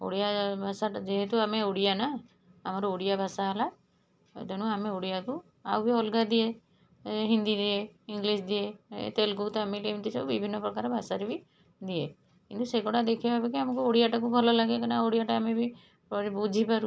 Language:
Odia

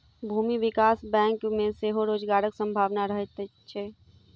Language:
Maithili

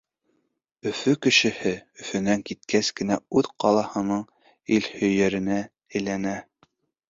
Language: Bashkir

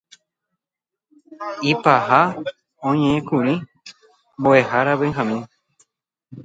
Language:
Guarani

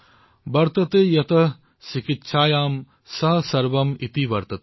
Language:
Assamese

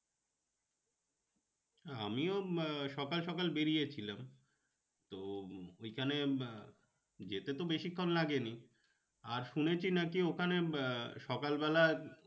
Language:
Bangla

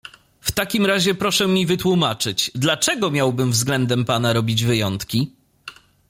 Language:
Polish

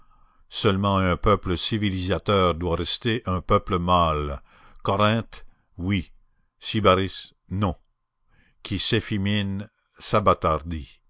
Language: French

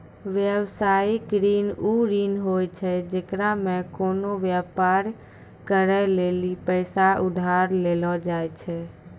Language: Maithili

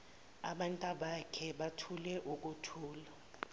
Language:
Zulu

